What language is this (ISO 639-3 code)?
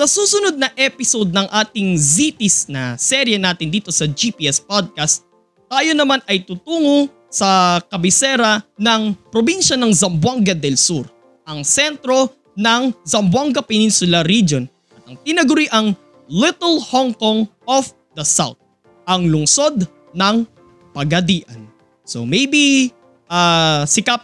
fil